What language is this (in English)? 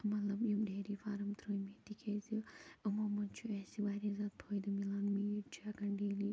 Kashmiri